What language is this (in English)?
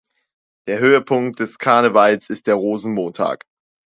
German